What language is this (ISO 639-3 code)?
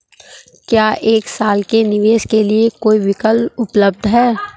hin